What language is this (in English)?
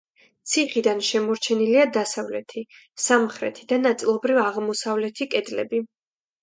Georgian